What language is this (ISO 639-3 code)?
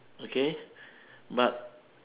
eng